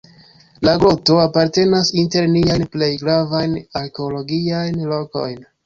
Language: Esperanto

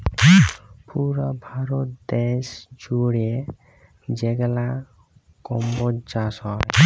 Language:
Bangla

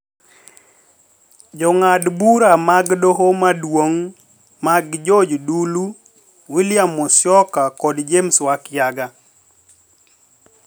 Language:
Luo (Kenya and Tanzania)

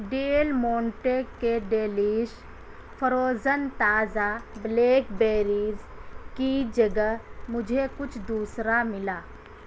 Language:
Urdu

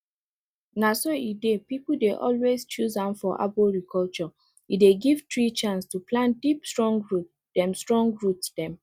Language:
Nigerian Pidgin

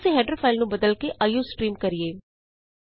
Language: Punjabi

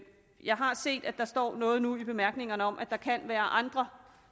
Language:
Danish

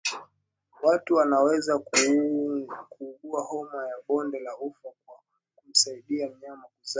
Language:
Swahili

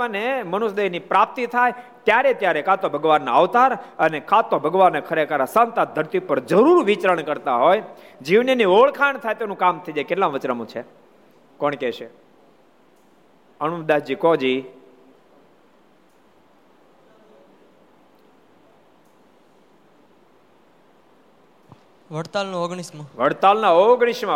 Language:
Gujarati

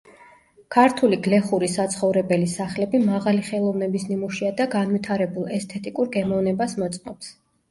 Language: Georgian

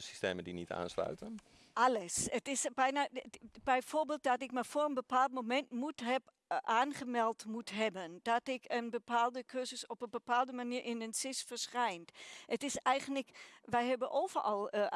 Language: Dutch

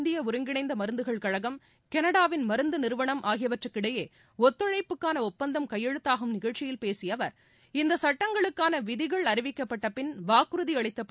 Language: Tamil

